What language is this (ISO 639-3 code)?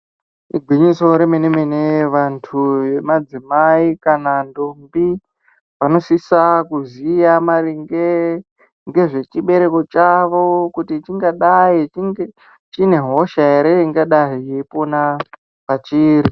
ndc